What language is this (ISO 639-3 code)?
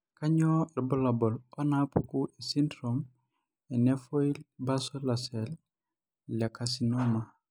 mas